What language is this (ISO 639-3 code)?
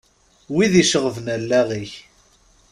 kab